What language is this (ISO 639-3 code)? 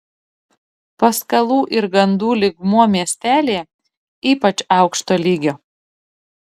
lit